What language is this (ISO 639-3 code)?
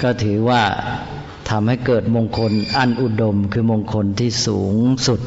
tha